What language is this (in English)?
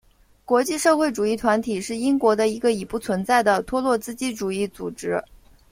Chinese